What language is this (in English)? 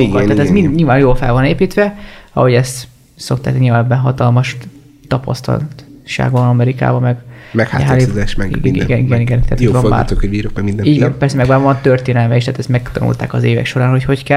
Hungarian